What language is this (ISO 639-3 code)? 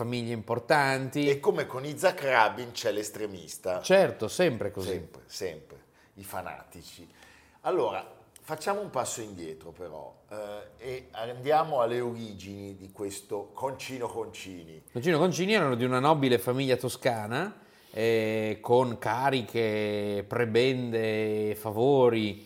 ita